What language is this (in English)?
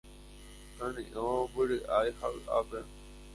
Guarani